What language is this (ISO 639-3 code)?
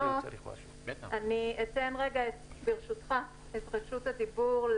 heb